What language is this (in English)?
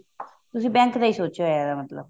Punjabi